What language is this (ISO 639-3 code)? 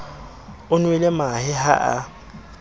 sot